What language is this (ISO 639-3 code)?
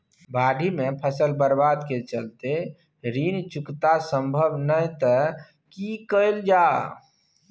mai